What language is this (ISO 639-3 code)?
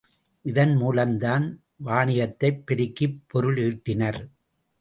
tam